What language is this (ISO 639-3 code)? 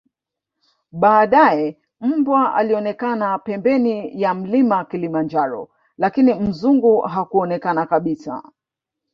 swa